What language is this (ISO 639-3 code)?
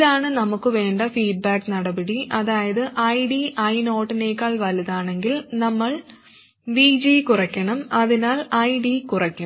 mal